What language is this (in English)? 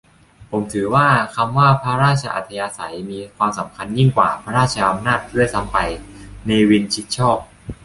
Thai